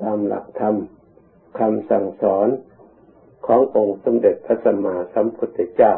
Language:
Thai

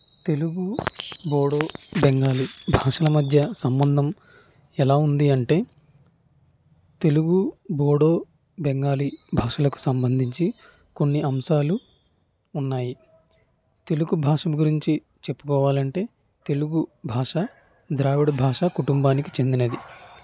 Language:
Telugu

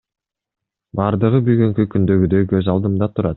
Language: Kyrgyz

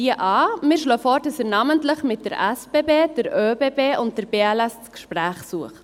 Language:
Swiss German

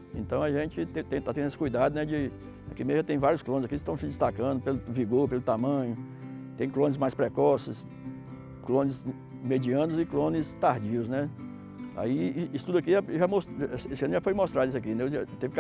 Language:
Portuguese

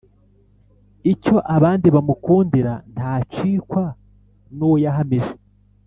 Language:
Kinyarwanda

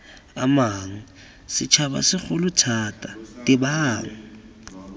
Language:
Tswana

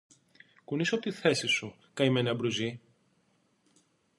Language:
Greek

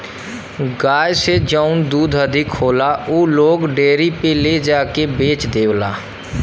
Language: Bhojpuri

